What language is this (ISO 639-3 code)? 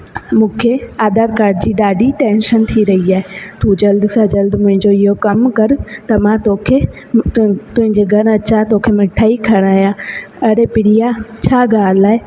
snd